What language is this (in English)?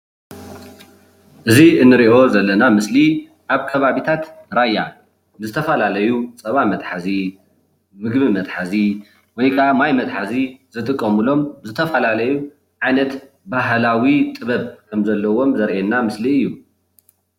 Tigrinya